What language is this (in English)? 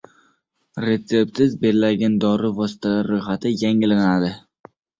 Uzbek